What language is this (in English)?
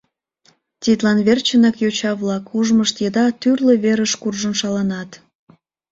Mari